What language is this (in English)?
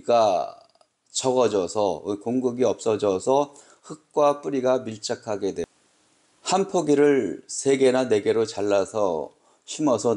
Korean